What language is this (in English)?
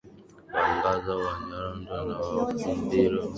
Swahili